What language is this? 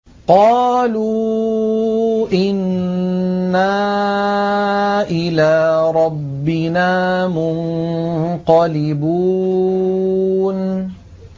Arabic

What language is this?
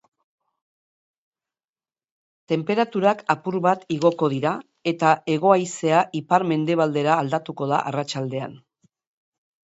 Basque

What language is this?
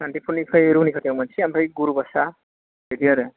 Bodo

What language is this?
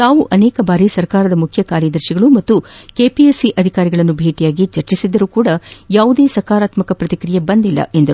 Kannada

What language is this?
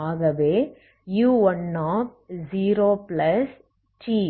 Tamil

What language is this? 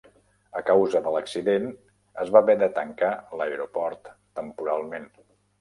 Catalan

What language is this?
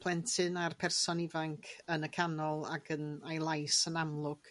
Welsh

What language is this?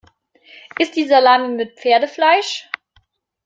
German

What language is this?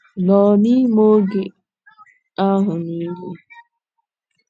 Igbo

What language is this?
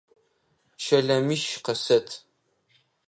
Adyghe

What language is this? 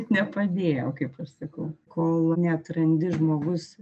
Lithuanian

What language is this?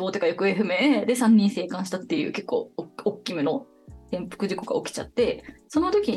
Japanese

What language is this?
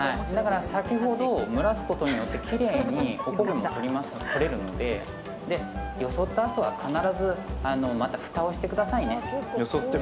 Japanese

